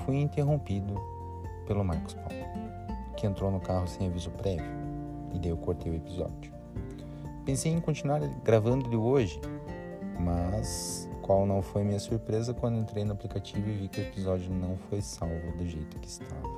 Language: Portuguese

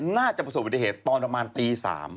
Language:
Thai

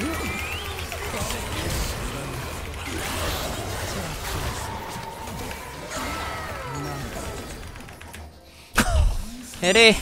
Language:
Korean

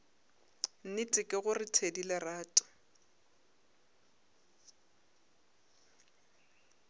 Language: Northern Sotho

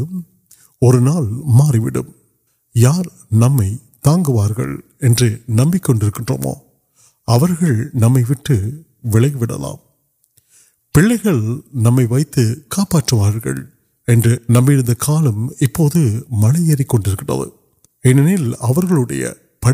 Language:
Urdu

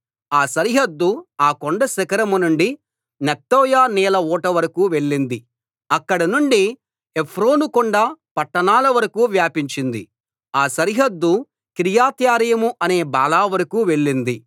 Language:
Telugu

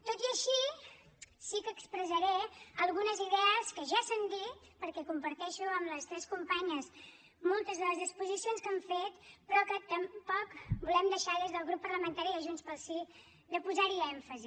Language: Catalan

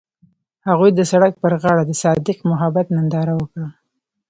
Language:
Pashto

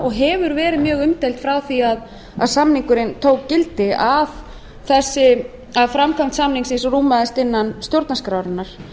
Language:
Icelandic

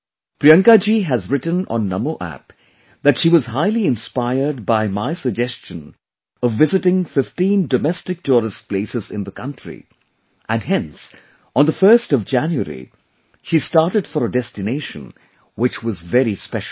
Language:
English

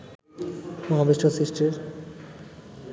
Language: Bangla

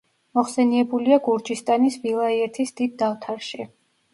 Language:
Georgian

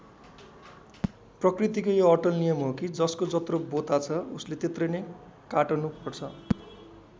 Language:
Nepali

